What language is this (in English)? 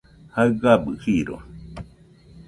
Nüpode Huitoto